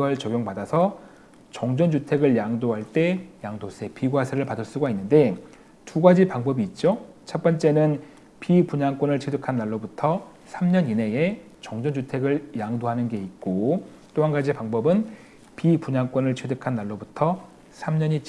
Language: Korean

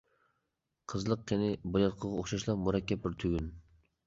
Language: Uyghur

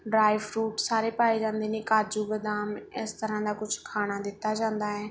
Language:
Punjabi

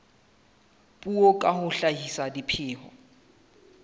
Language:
Southern Sotho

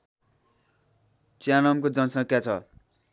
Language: Nepali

